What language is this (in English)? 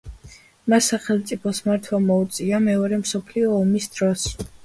Georgian